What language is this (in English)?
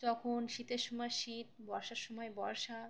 Bangla